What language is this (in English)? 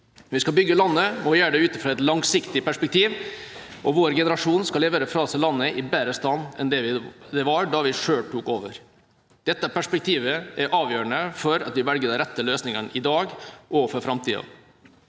Norwegian